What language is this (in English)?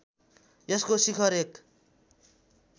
Nepali